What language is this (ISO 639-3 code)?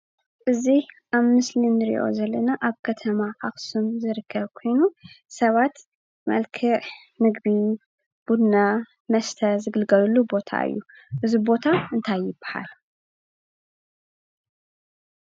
tir